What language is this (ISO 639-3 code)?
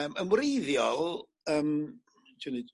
cym